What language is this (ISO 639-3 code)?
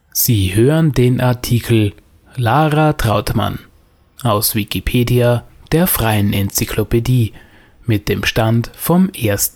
deu